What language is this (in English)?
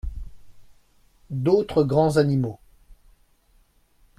French